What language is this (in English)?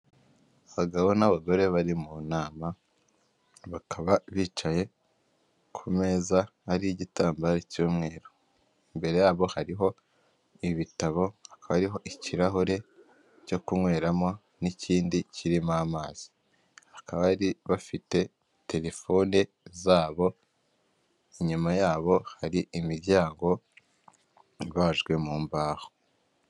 Kinyarwanda